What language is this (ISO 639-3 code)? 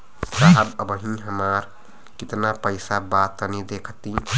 bho